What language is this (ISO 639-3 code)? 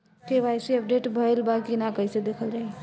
bho